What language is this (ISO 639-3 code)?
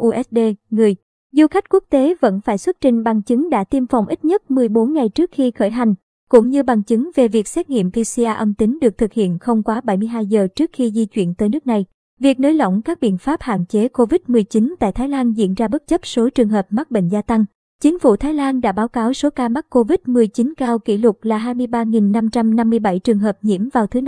vie